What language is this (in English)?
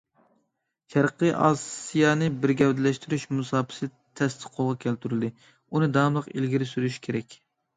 Uyghur